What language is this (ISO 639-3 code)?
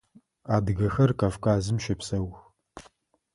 ady